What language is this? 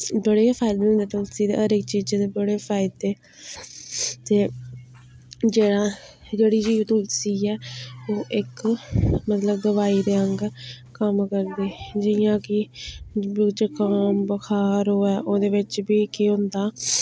Dogri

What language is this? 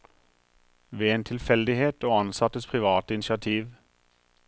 Norwegian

